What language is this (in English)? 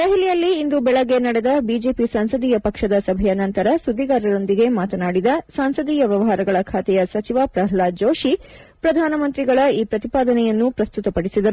Kannada